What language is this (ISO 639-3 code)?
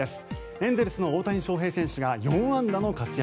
jpn